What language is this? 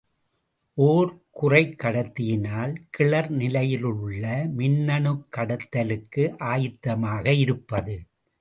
Tamil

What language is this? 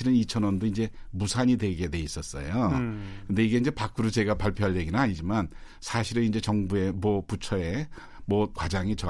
Korean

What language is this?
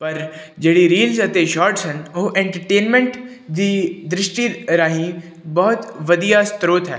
Punjabi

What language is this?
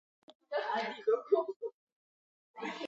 Georgian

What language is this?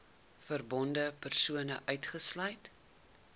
Afrikaans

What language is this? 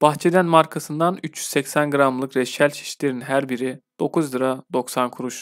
Turkish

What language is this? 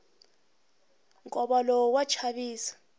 Tsonga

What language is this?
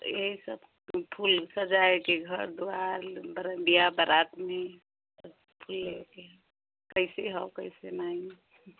Hindi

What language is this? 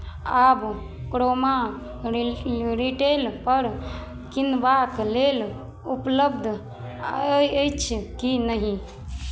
Maithili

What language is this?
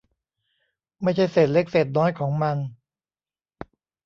Thai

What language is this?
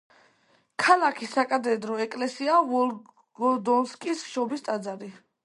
Georgian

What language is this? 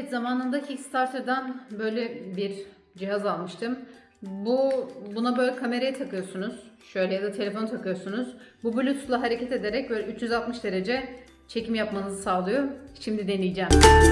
Turkish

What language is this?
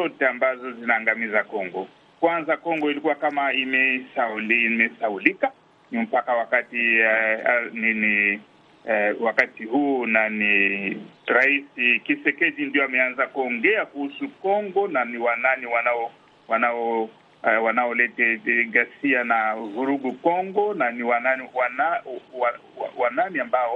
Swahili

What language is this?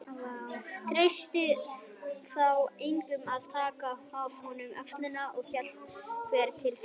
Icelandic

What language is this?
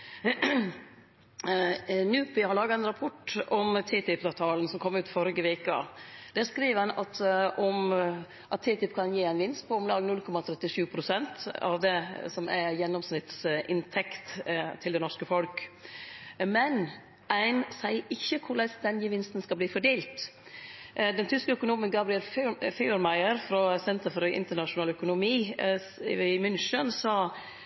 Norwegian Nynorsk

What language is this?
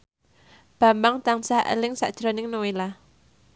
Javanese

